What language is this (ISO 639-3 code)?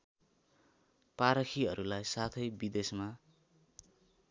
nep